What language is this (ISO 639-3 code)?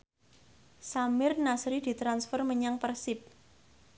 jav